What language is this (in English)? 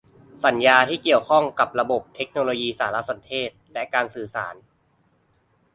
Thai